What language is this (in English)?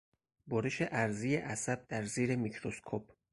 Persian